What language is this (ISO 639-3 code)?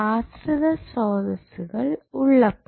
mal